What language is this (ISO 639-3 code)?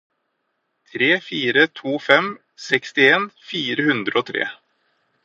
nob